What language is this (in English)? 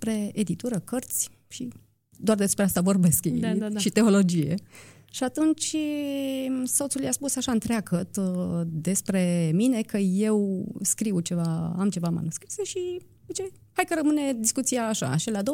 Romanian